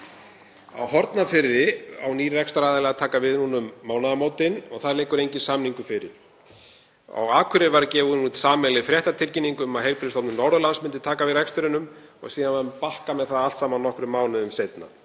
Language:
Icelandic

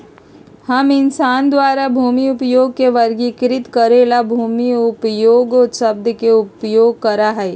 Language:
Magahi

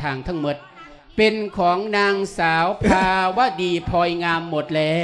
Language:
Thai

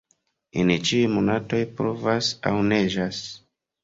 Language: Esperanto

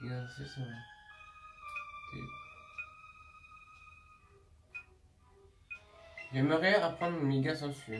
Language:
French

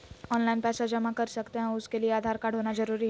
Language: Magahi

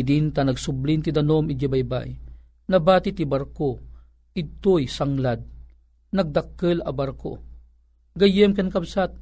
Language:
Filipino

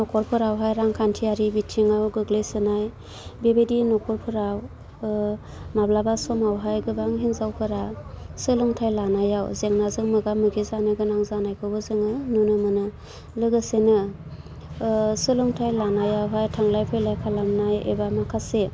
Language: Bodo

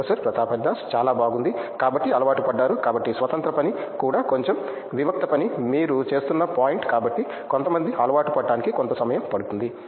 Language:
Telugu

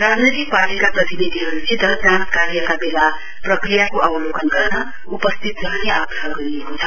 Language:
Nepali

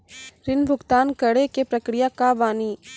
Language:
Maithili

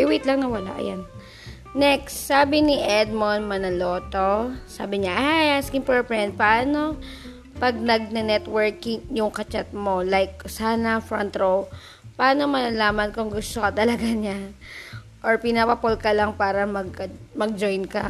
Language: Filipino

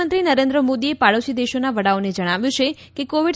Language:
Gujarati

